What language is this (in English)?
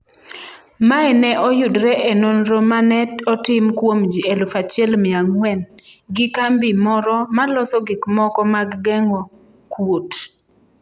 Luo (Kenya and Tanzania)